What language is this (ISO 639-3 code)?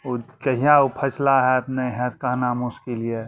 mai